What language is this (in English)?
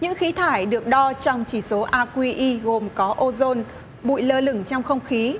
Vietnamese